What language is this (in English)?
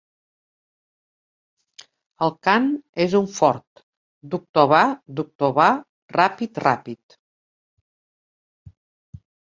Catalan